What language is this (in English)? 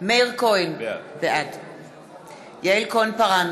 Hebrew